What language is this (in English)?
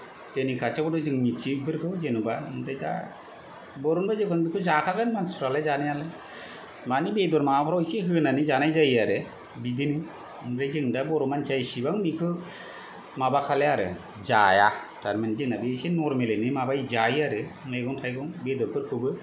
Bodo